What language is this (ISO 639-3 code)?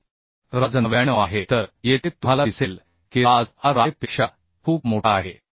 mar